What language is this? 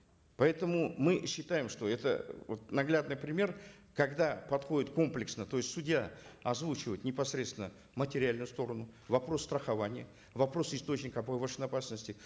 Kazakh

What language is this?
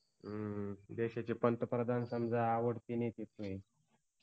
Marathi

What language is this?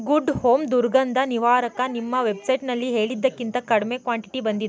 Kannada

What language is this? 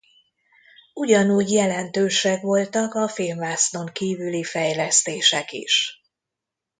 Hungarian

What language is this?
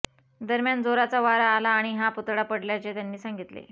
Marathi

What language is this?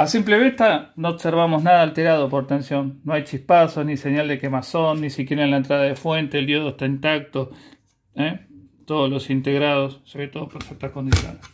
Spanish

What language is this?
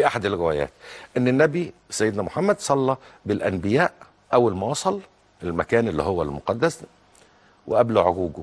Arabic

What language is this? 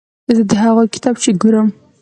Pashto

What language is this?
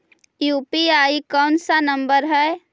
Magahi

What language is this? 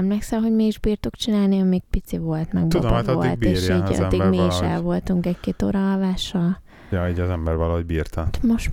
Hungarian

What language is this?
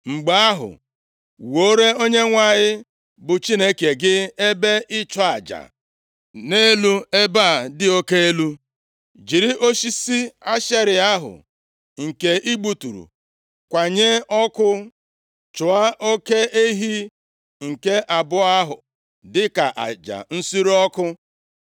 Igbo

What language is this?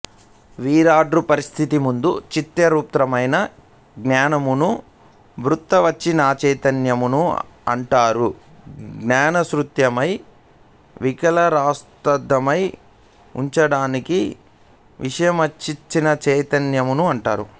Telugu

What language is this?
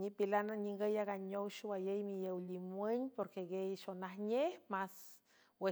San Francisco Del Mar Huave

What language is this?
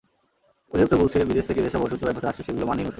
Bangla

